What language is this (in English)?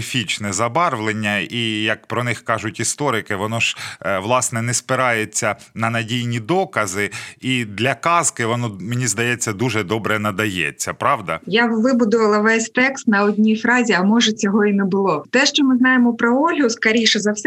Ukrainian